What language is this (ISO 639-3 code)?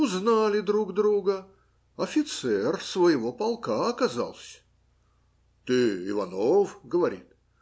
rus